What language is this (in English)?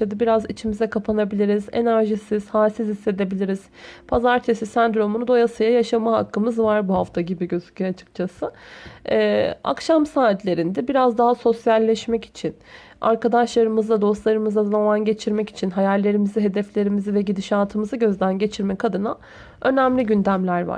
Turkish